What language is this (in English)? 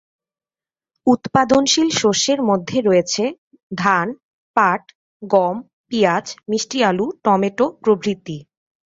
Bangla